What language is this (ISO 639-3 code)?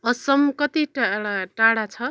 nep